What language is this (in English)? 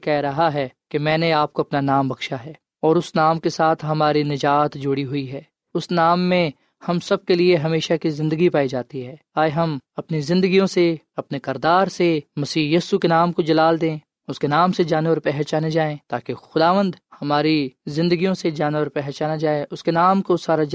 Urdu